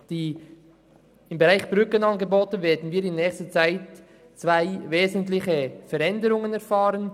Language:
Swiss German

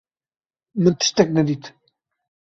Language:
Kurdish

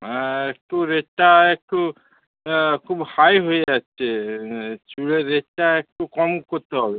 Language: Bangla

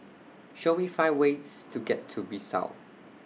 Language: English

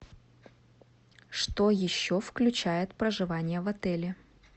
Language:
Russian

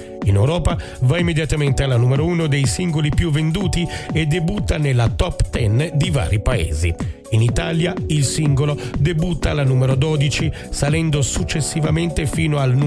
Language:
Italian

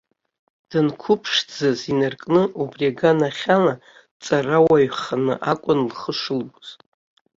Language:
Abkhazian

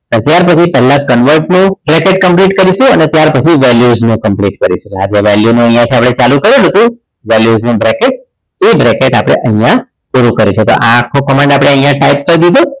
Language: Gujarati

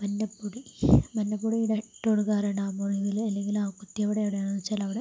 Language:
Malayalam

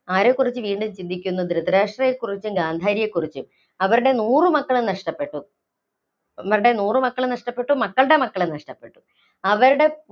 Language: Malayalam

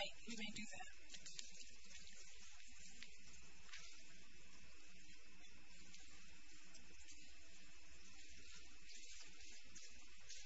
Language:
English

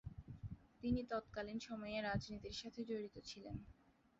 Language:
Bangla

